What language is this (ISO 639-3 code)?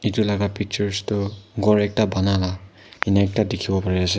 nag